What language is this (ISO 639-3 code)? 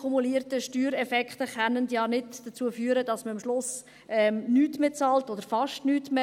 gsw